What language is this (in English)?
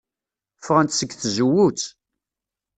Kabyle